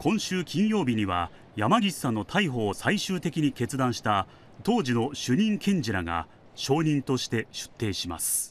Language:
Japanese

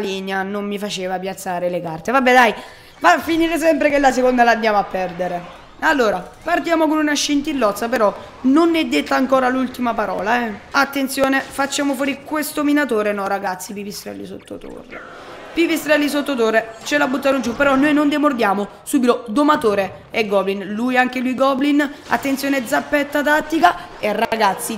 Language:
Italian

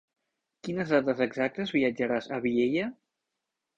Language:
Catalan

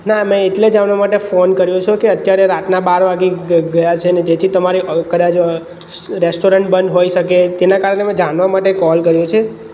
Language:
Gujarati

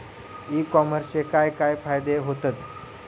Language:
Marathi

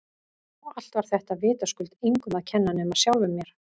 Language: Icelandic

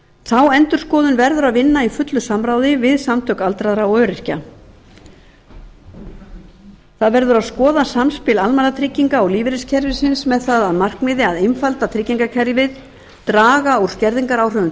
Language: Icelandic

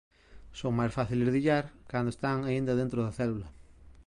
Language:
Galician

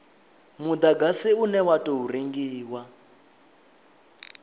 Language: Venda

